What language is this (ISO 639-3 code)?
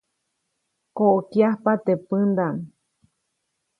zoc